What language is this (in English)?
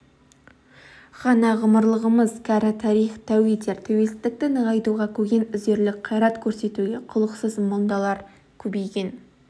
Kazakh